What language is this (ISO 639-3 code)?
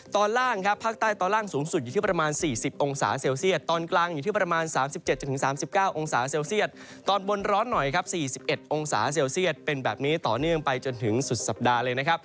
tha